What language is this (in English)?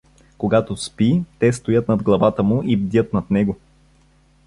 Bulgarian